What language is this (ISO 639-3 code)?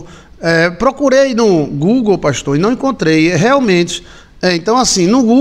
por